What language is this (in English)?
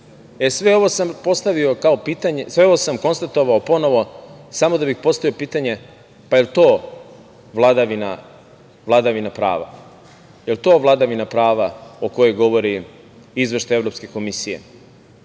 Serbian